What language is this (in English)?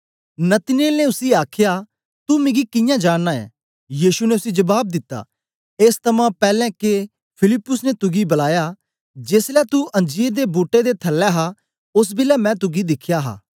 Dogri